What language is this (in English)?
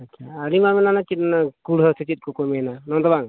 Santali